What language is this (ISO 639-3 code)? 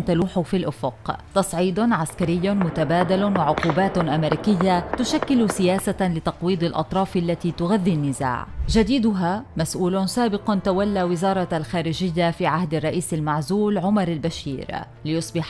ara